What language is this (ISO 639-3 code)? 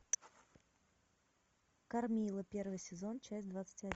rus